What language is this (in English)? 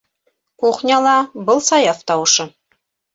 Bashkir